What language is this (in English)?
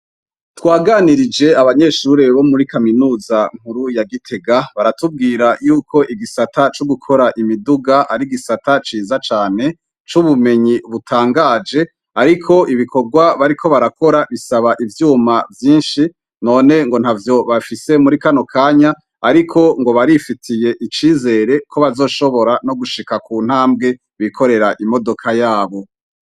Rundi